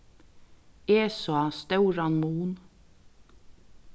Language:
Faroese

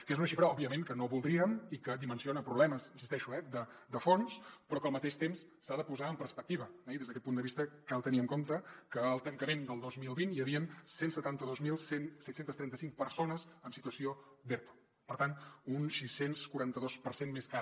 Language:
Catalan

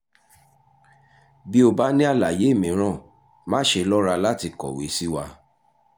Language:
Yoruba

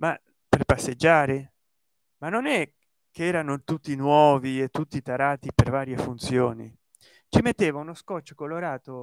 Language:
Italian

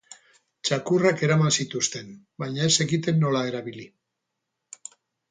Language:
Basque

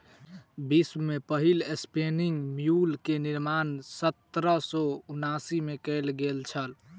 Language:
Maithili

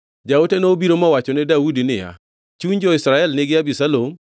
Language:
Luo (Kenya and Tanzania)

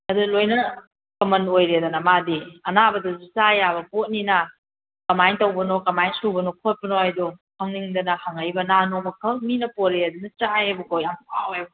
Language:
Manipuri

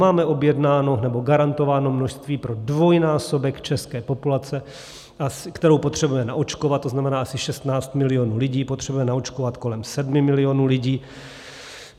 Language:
Czech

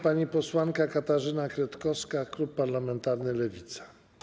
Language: Polish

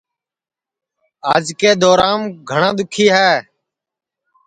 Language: Sansi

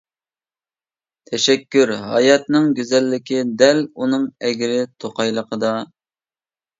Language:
Uyghur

